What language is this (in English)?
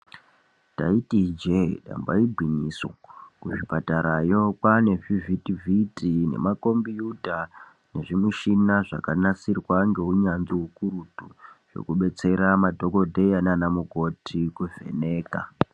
Ndau